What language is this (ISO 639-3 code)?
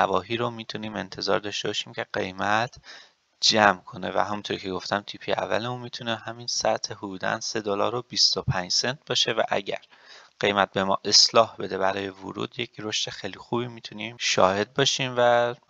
fas